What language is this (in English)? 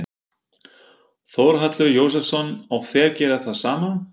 Icelandic